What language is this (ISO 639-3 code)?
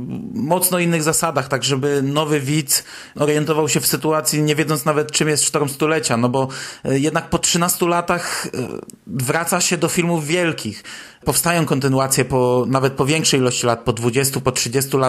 pol